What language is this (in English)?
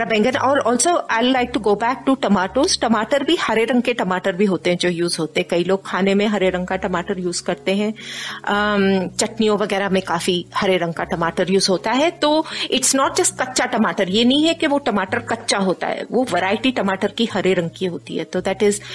Hindi